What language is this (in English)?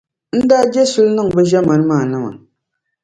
Dagbani